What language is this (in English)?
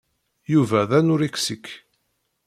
Kabyle